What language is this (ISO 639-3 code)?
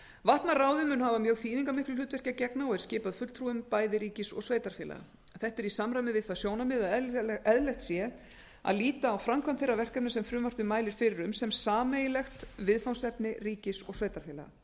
isl